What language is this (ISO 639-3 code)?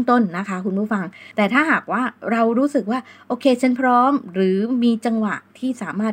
tha